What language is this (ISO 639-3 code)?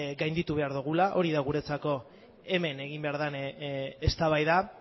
eus